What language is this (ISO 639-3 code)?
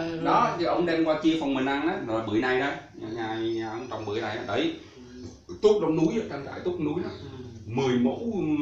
vie